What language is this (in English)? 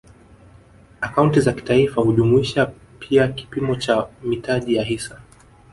Swahili